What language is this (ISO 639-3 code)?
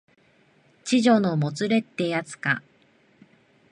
jpn